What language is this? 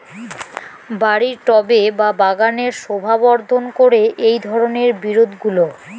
Bangla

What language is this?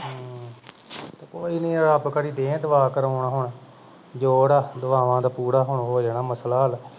Punjabi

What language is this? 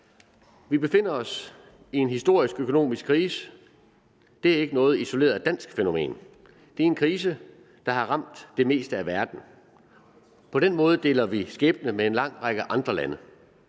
Danish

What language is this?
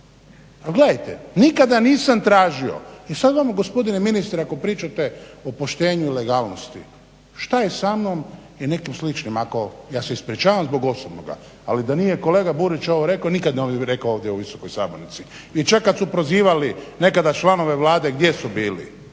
Croatian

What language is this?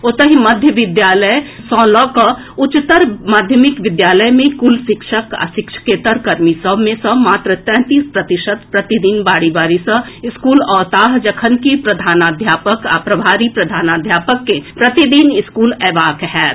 Maithili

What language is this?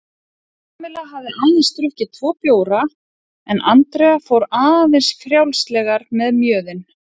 Icelandic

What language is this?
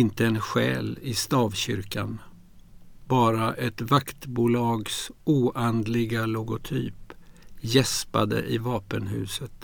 Swedish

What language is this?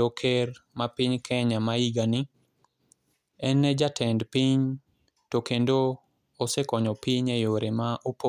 Luo (Kenya and Tanzania)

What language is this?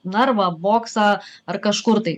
Lithuanian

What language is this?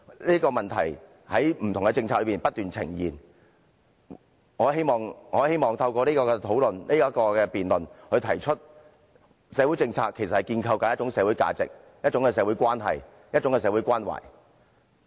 Cantonese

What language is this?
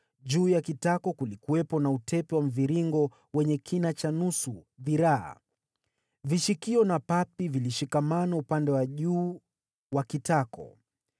Swahili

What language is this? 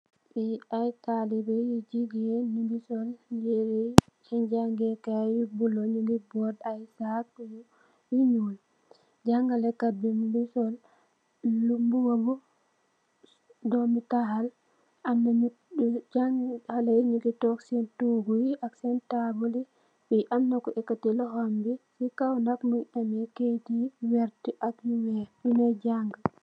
Wolof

